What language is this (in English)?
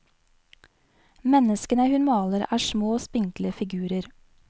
Norwegian